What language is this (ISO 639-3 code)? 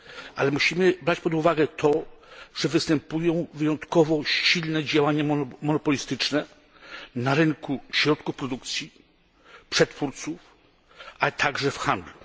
pol